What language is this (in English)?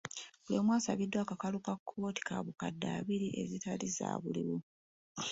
Ganda